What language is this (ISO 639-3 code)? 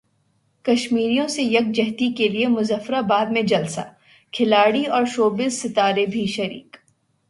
urd